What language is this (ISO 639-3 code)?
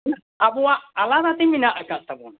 sat